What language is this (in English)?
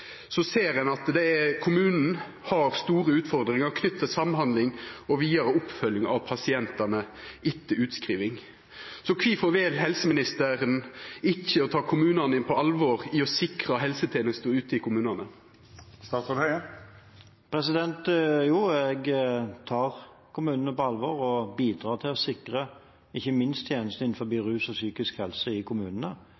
Norwegian